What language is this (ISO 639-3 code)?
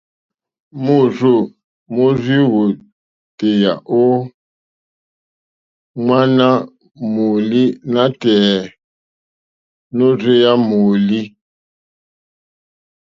bri